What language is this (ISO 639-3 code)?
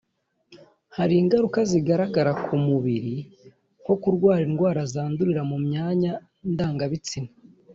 kin